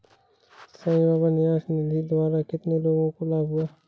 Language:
Hindi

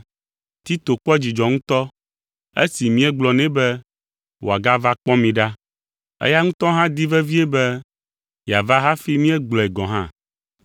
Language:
Ewe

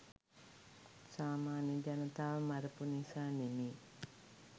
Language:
Sinhala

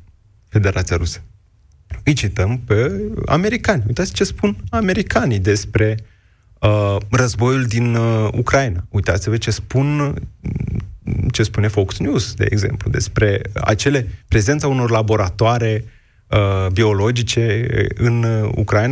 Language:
Romanian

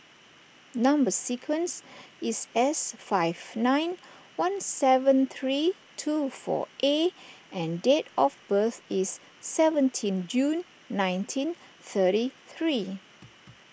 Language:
English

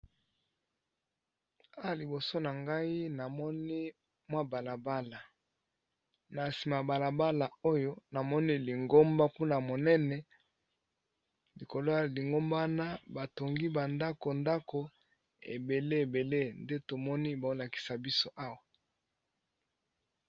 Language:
Lingala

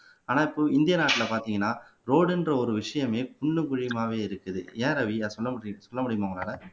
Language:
Tamil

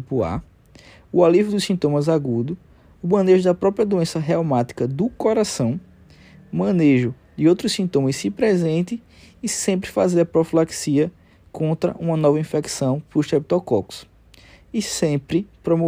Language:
Portuguese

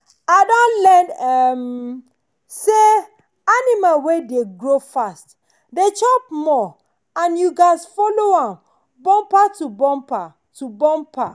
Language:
Nigerian Pidgin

